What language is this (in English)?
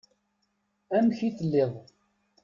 Kabyle